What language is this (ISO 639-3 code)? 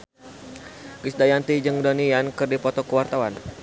sun